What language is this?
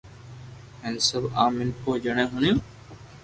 Loarki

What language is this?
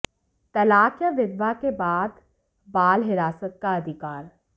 Hindi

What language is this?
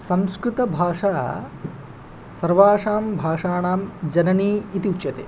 Sanskrit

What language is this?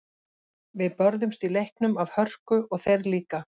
Icelandic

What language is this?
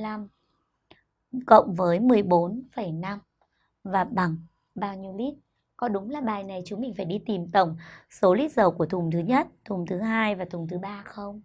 Vietnamese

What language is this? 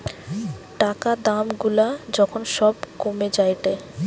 Bangla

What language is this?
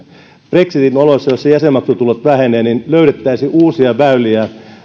Finnish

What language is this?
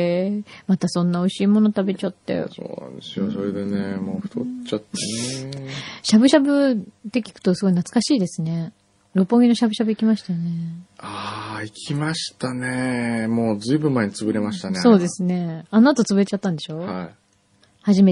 Japanese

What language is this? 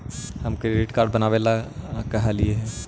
Magahi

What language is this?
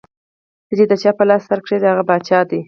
Pashto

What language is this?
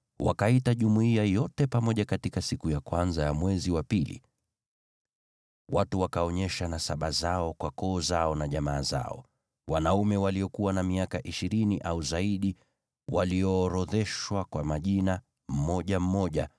Swahili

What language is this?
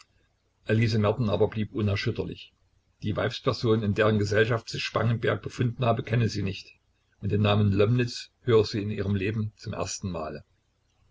German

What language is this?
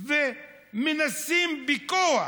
Hebrew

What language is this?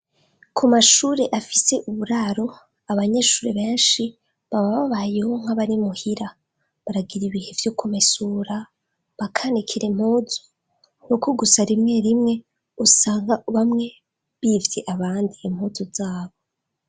Rundi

